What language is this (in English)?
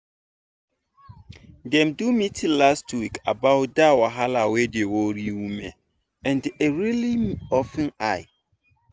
Nigerian Pidgin